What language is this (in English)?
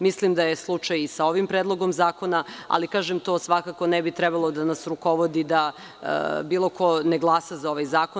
Serbian